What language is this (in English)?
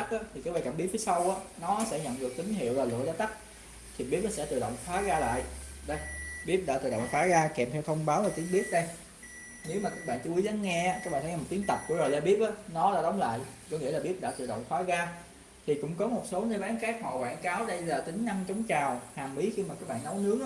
Vietnamese